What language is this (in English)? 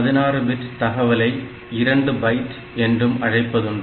Tamil